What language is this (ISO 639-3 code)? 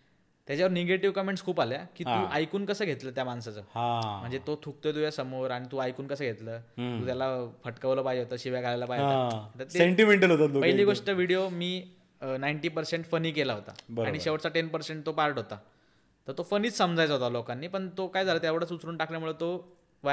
mar